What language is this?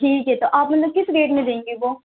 Urdu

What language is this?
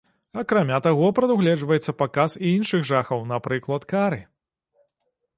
Belarusian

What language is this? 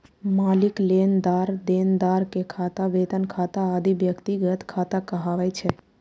Maithili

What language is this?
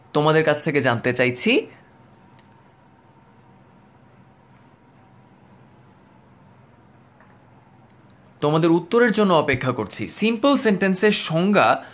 Bangla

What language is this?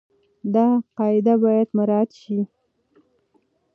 Pashto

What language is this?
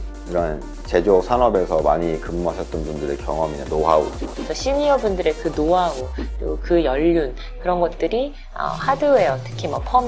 Korean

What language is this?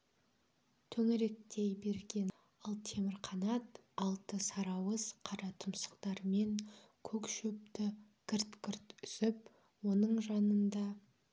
Kazakh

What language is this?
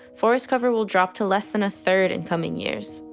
English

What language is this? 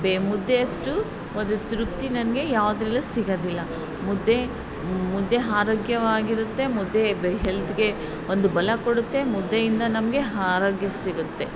Kannada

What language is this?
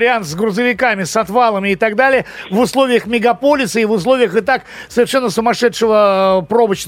Russian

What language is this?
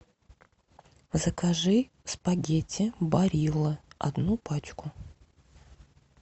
Russian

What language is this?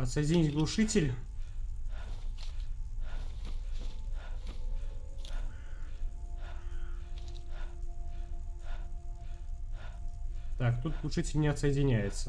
Russian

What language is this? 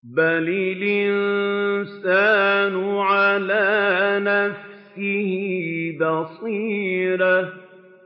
Arabic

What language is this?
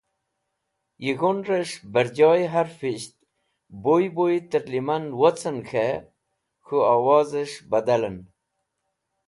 Wakhi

